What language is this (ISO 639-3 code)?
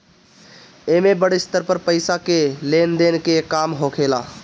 bho